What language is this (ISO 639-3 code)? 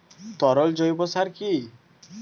ben